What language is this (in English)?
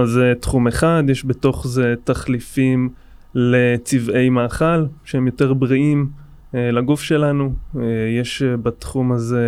Hebrew